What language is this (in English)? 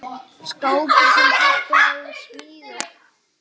Icelandic